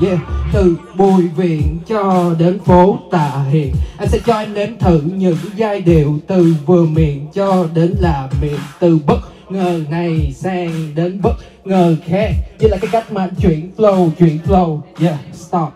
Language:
Vietnamese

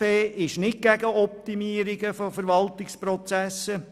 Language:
Swiss German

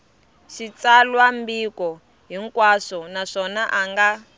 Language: Tsonga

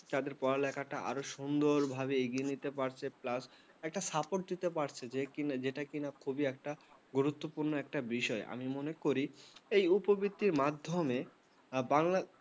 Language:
Bangla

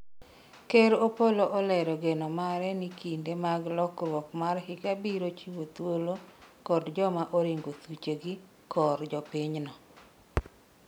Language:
Luo (Kenya and Tanzania)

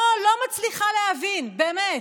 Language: Hebrew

